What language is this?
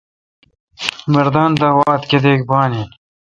Kalkoti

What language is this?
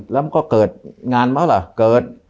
Thai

